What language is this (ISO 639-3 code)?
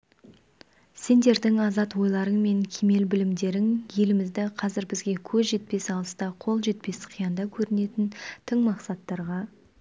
kaz